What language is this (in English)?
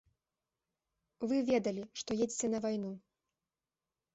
Belarusian